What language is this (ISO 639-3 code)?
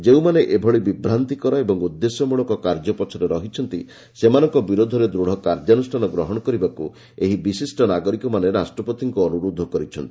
ori